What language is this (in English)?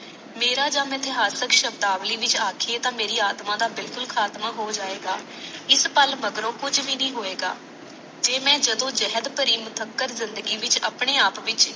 Punjabi